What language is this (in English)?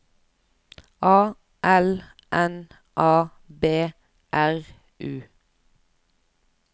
Norwegian